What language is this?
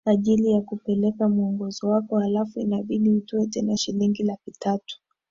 Swahili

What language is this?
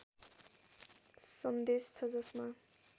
Nepali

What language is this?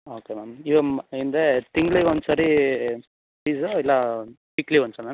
Kannada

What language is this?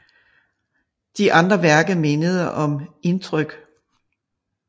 Danish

